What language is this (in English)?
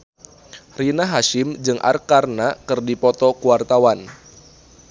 Sundanese